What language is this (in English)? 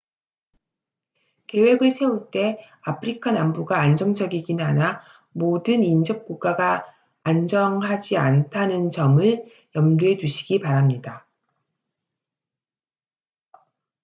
Korean